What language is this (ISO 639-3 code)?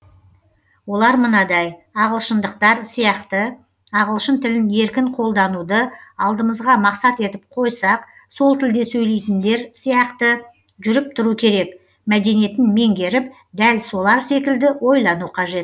kaz